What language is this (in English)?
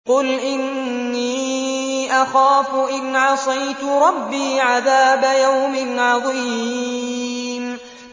Arabic